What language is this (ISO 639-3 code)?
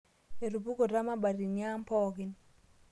mas